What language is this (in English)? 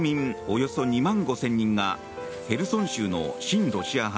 Japanese